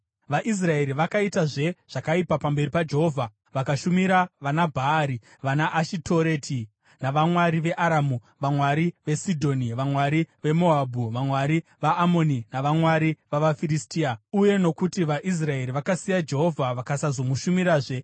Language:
Shona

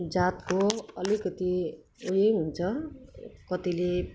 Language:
Nepali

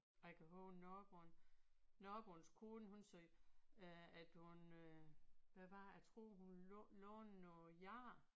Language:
Danish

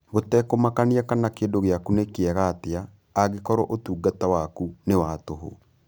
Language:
Kikuyu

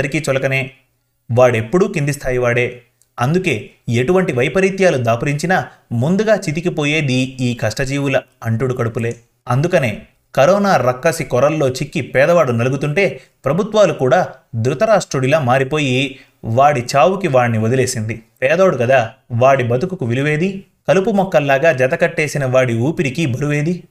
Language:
Telugu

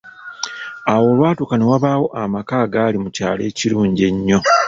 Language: Ganda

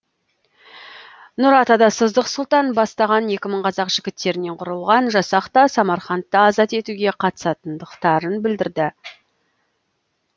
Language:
Kazakh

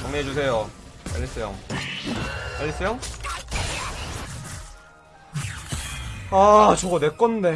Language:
Korean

